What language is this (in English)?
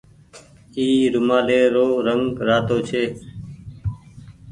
Goaria